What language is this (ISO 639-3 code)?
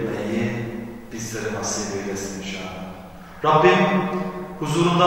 tur